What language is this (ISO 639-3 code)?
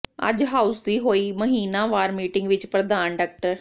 pan